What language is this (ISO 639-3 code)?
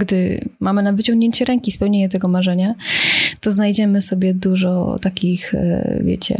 pol